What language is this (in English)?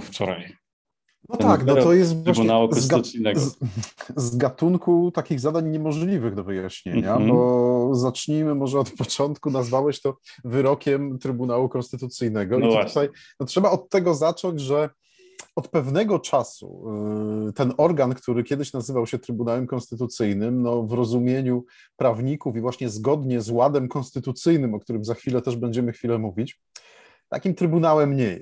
Polish